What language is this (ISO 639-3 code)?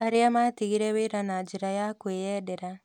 kik